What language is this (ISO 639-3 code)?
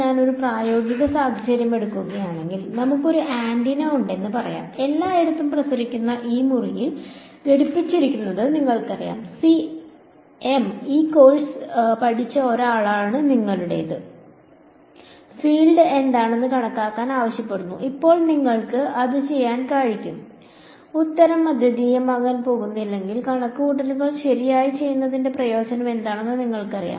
mal